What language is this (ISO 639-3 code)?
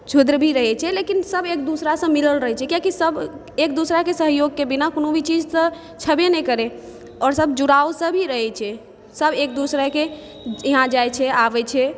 mai